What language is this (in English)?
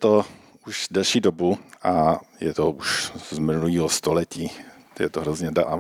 Czech